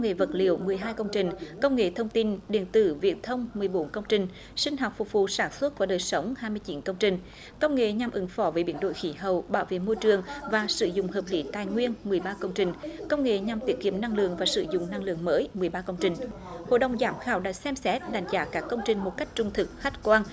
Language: Vietnamese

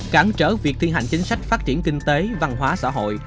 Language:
Vietnamese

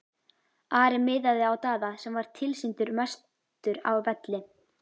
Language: Icelandic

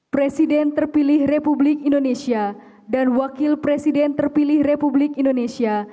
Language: Indonesian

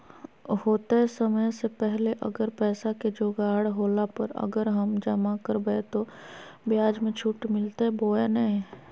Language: Magahi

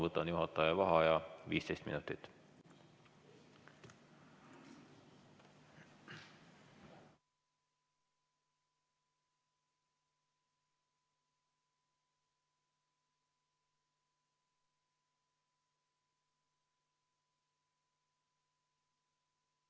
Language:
Estonian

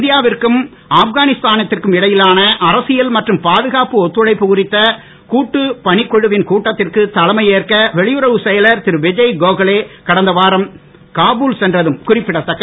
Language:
Tamil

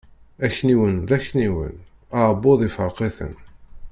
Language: Kabyle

